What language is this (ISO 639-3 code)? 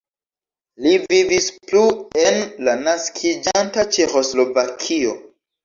epo